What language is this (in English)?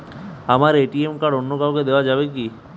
Bangla